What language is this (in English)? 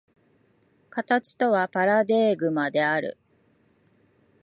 Japanese